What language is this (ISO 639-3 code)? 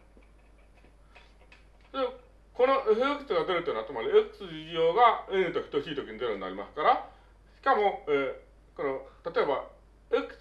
jpn